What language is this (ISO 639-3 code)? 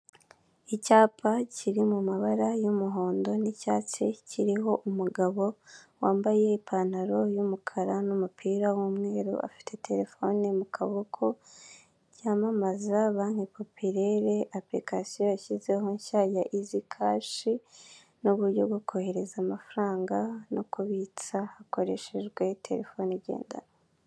kin